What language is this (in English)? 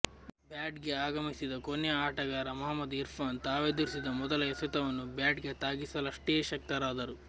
Kannada